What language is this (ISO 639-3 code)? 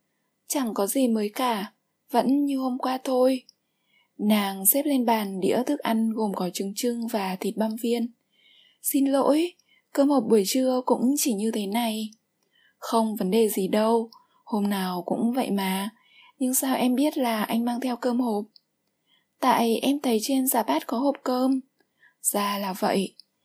vie